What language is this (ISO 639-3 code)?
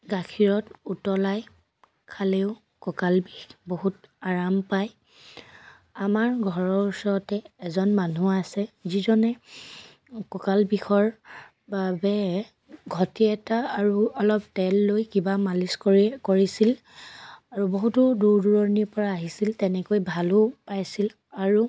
asm